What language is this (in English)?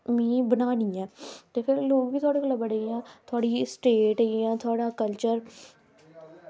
Dogri